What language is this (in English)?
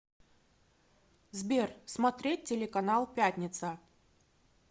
Russian